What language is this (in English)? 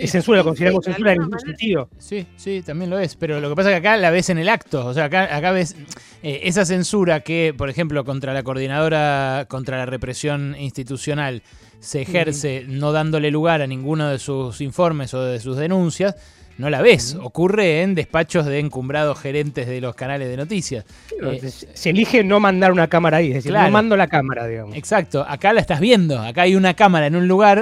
Spanish